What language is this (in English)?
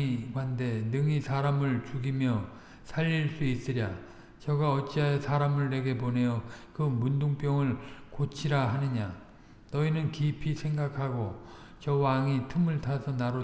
Korean